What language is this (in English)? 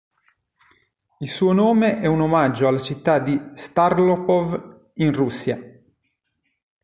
Italian